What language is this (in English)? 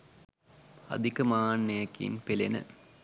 Sinhala